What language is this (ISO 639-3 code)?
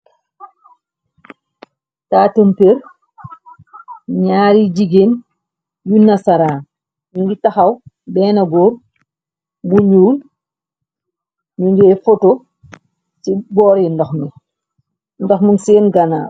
wol